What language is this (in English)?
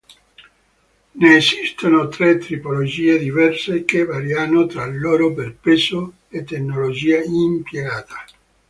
Italian